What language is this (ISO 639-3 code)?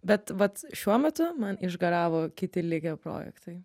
lit